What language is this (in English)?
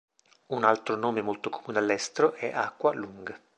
Italian